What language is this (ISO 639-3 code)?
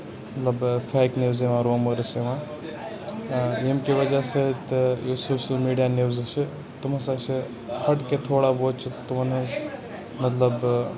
kas